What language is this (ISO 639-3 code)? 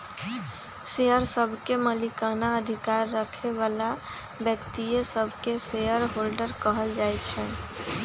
mag